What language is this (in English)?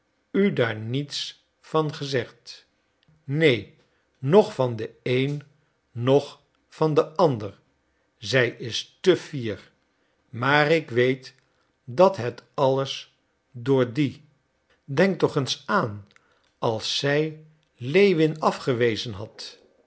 Dutch